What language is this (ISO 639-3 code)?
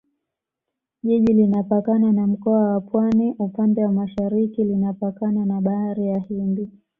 swa